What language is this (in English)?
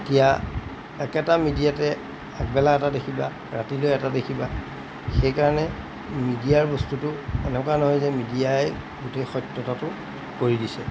Assamese